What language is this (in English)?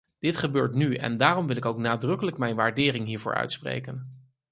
Dutch